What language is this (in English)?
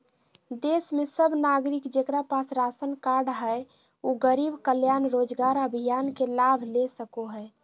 Magahi